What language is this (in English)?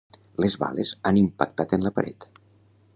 Catalan